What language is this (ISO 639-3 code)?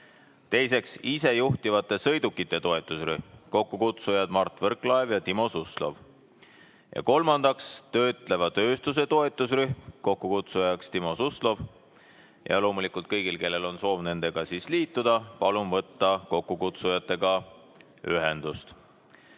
est